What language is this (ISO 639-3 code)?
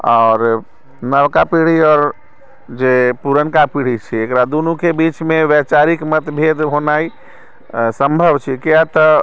mai